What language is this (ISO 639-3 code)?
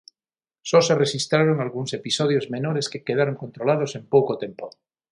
glg